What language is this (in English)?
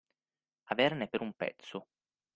Italian